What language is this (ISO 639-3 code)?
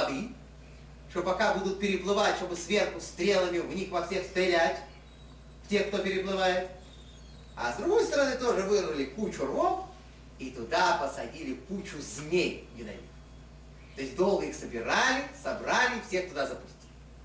rus